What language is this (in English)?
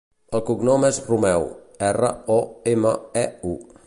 Catalan